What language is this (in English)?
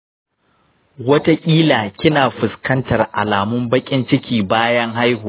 Hausa